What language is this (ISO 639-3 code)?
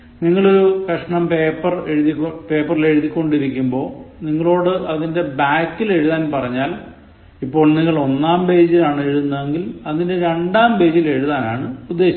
mal